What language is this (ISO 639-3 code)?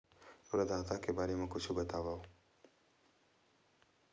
hne